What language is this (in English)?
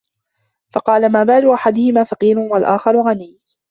Arabic